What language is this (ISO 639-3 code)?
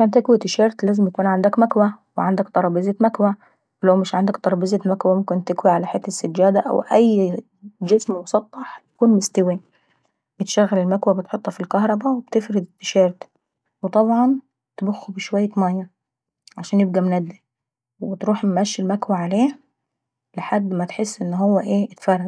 aec